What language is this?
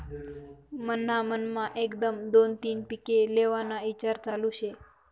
Marathi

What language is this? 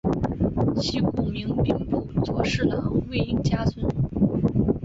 Chinese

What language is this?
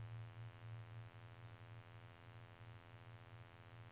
Norwegian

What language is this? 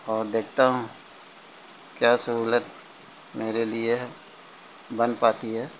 Urdu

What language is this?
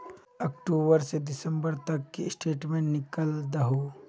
Magahi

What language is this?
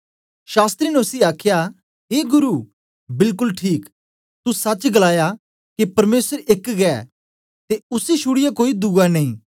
Dogri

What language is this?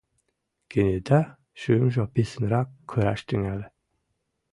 Mari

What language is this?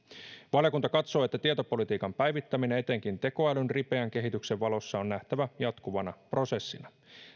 Finnish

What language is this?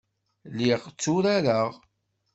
Kabyle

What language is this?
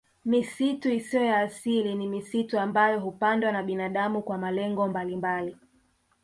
Swahili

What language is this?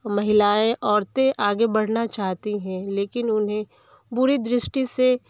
Hindi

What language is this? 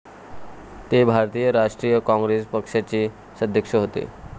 Marathi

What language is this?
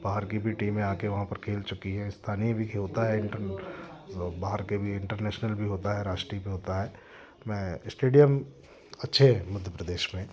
Hindi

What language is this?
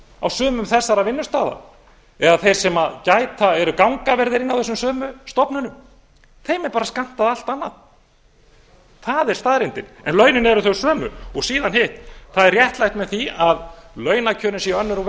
Icelandic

